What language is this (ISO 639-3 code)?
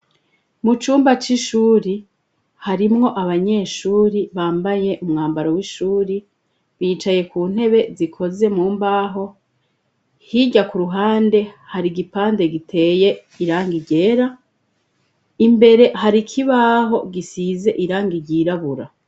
run